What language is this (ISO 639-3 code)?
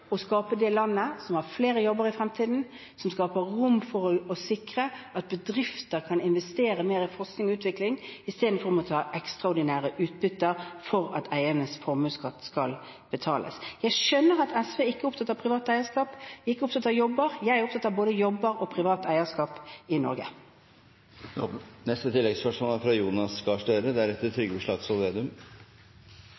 nob